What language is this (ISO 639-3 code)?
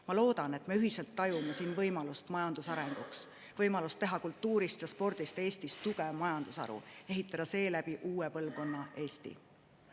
est